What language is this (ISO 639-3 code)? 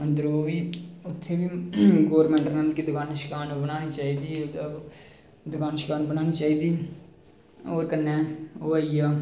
doi